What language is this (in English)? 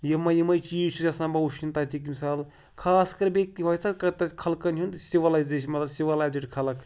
Kashmiri